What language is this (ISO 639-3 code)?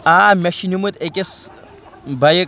kas